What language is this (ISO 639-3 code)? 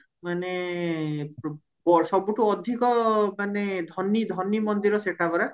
ori